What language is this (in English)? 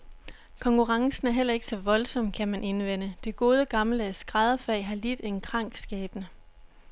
Danish